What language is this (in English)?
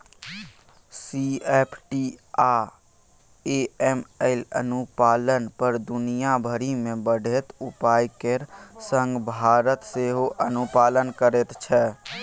Maithili